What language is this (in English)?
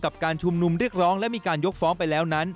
Thai